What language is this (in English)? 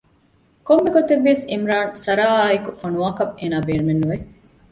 Divehi